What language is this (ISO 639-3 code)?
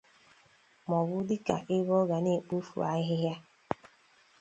ibo